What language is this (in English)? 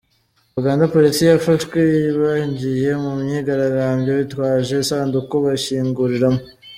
Kinyarwanda